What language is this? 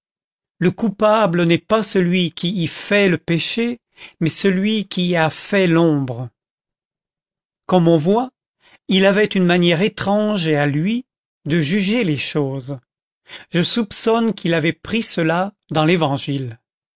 French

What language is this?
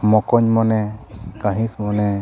Santali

